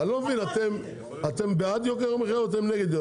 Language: Hebrew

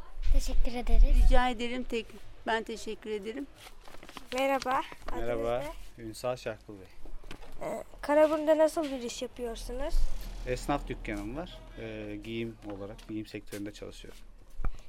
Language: Turkish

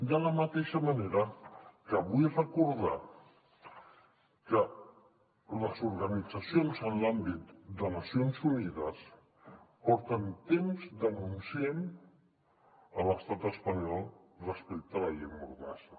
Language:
Catalan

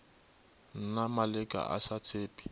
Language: Northern Sotho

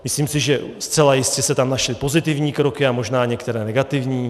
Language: Czech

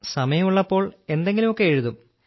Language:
Malayalam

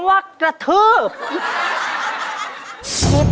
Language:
Thai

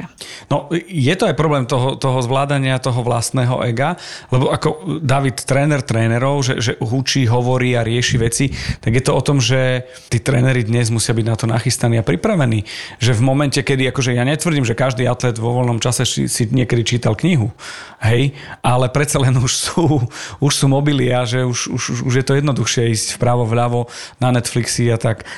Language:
Slovak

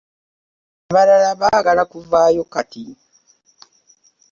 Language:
Ganda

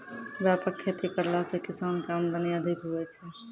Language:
Maithili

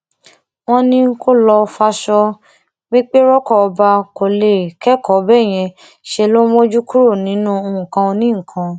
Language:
Yoruba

